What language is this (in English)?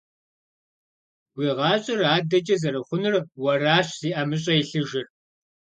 Kabardian